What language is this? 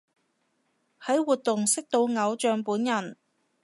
Cantonese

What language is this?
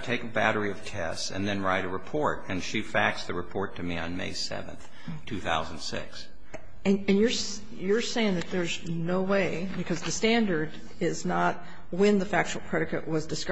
English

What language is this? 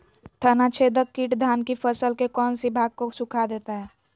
Magahi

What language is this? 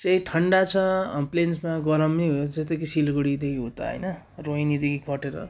Nepali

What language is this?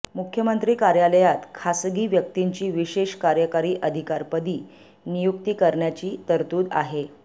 Marathi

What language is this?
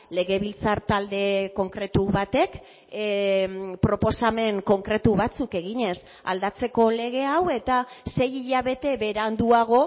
Basque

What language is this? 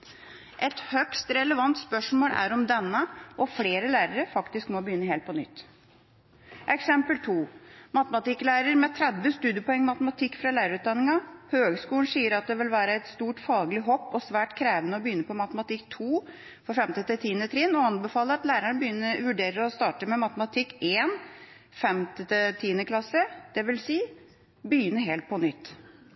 Norwegian Bokmål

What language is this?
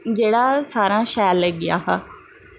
Dogri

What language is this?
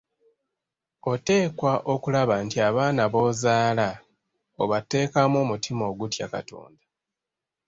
Ganda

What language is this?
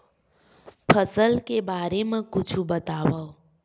Chhattisgarhi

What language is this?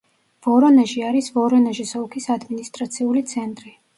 Georgian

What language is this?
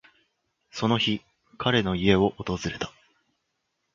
Japanese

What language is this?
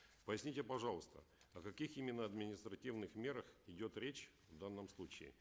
Kazakh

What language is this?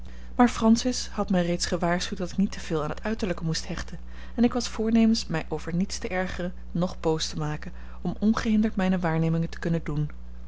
Dutch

